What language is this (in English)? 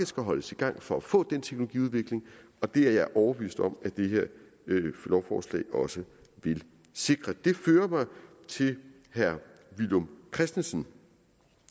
Danish